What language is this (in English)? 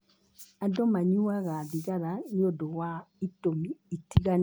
Kikuyu